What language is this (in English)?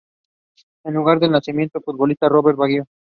Spanish